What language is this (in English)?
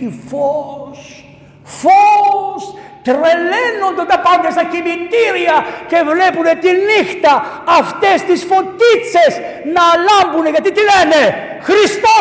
Greek